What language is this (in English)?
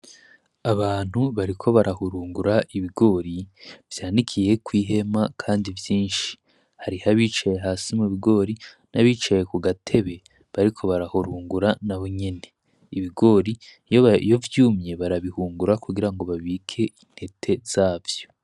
Rundi